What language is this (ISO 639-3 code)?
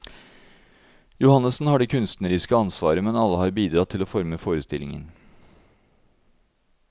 nor